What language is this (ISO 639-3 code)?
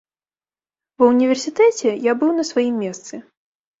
bel